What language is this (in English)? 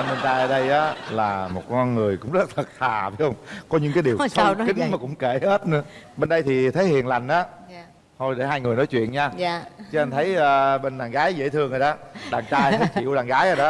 Vietnamese